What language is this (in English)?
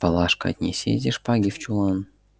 Russian